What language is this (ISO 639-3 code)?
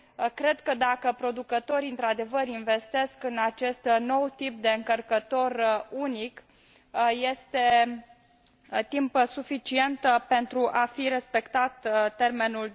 ron